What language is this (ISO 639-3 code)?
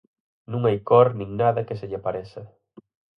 glg